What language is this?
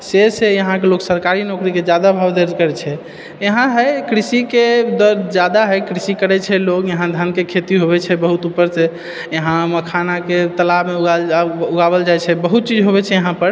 Maithili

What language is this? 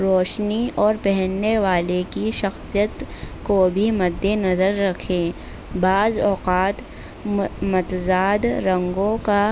Urdu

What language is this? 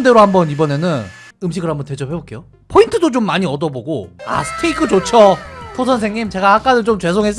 Korean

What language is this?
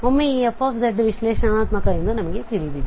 Kannada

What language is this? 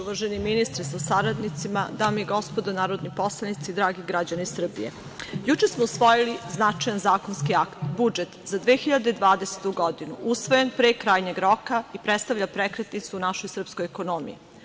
Serbian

